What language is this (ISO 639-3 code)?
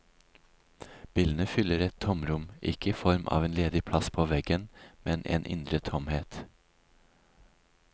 nor